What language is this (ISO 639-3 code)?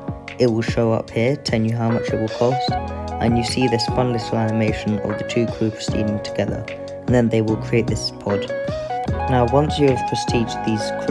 eng